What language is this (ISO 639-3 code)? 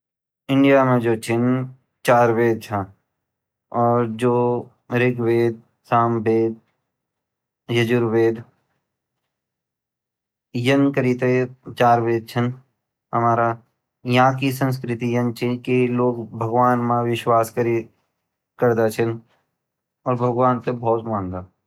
gbm